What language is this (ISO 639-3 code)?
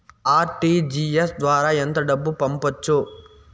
tel